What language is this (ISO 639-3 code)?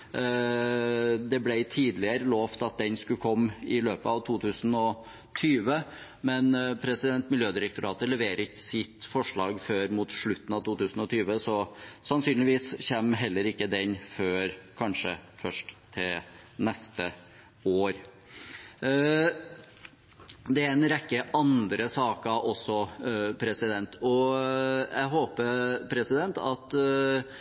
nob